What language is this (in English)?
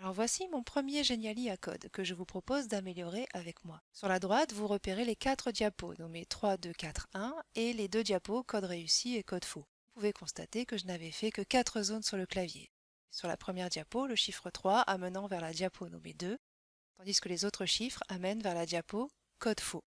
French